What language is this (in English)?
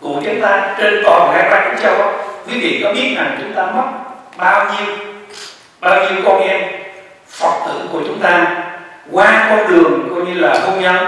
Vietnamese